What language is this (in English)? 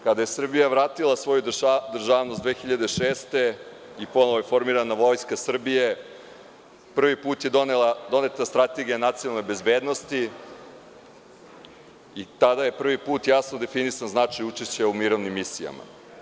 Serbian